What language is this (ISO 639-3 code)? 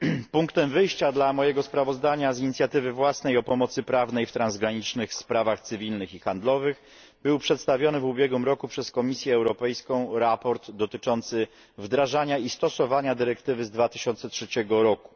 pol